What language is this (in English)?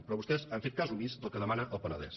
Catalan